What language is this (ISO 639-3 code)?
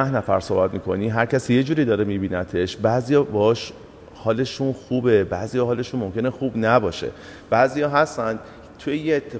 fas